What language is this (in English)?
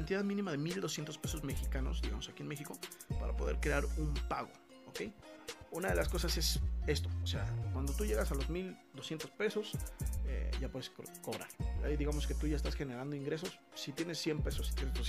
Spanish